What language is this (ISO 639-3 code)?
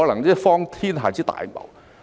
yue